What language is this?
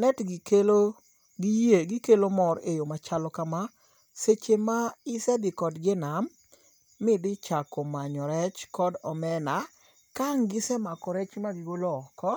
Luo (Kenya and Tanzania)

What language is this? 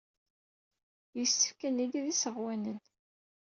Kabyle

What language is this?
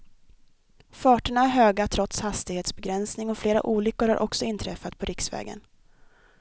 Swedish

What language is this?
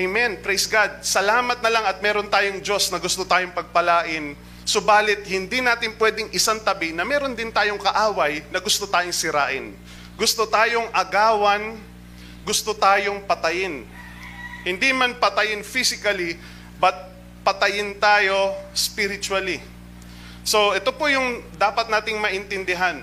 Filipino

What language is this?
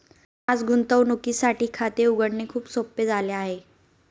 Marathi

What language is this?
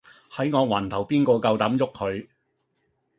Cantonese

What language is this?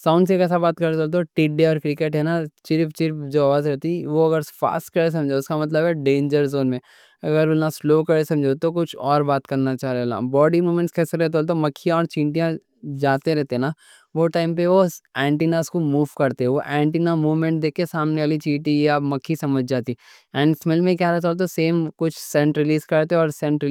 Deccan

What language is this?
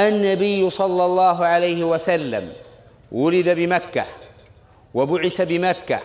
Arabic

